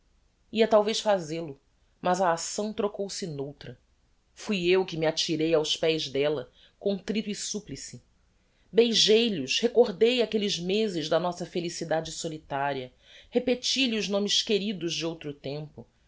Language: Portuguese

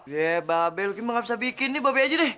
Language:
Indonesian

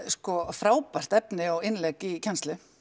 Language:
Icelandic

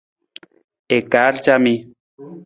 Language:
Nawdm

